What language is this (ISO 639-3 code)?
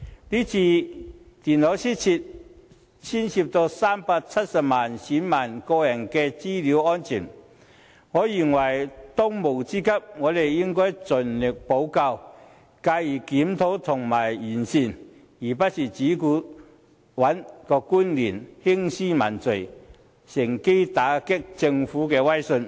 yue